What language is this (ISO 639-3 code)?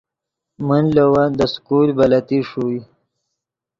ydg